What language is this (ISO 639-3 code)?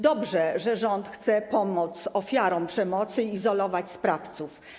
pol